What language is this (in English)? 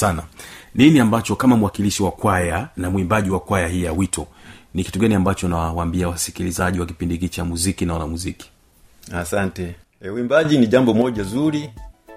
Swahili